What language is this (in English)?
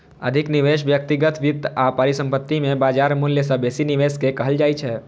Maithili